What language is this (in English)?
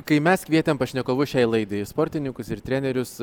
Lithuanian